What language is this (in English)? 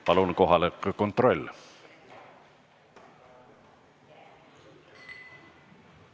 Estonian